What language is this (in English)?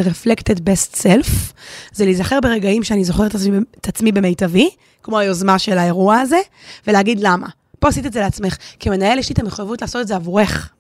Hebrew